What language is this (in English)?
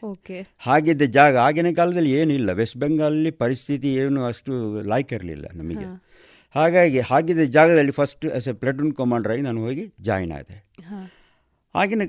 Kannada